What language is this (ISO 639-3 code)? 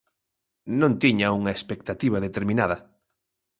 glg